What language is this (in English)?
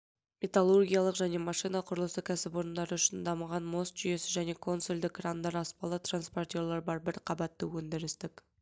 Kazakh